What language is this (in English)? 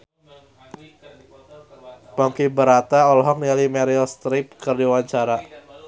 Sundanese